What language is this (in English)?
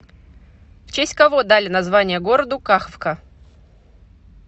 Russian